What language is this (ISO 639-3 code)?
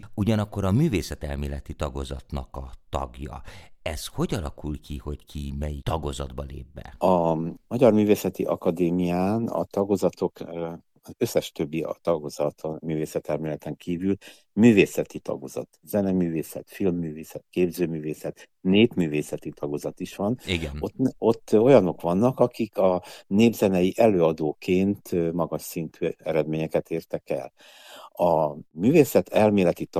hun